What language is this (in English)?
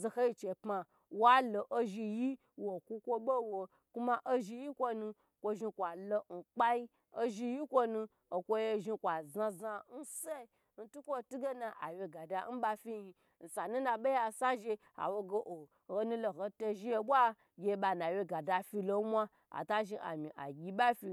Gbagyi